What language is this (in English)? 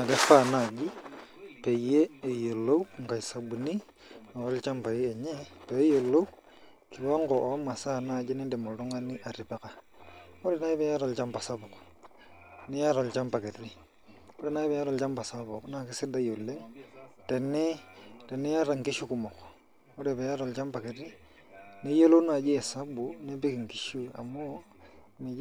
Masai